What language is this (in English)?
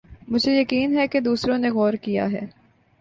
Urdu